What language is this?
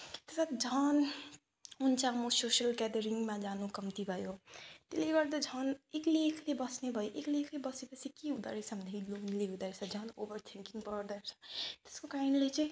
Nepali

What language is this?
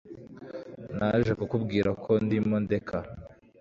Kinyarwanda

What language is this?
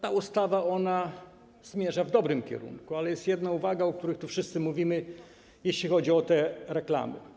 Polish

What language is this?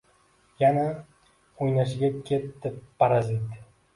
Uzbek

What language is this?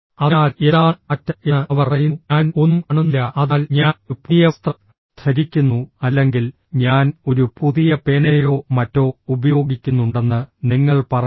Malayalam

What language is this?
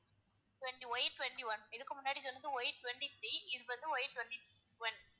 Tamil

